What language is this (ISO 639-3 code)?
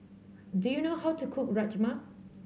eng